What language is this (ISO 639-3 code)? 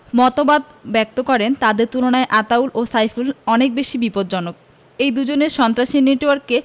ben